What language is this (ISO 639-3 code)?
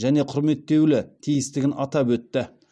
kaz